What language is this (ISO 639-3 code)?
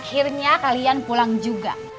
ind